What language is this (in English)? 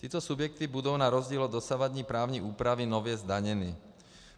Czech